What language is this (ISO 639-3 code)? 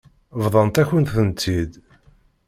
kab